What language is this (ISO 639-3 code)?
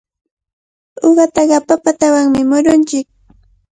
qvl